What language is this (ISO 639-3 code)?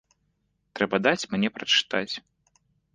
bel